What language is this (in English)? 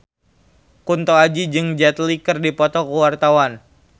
Sundanese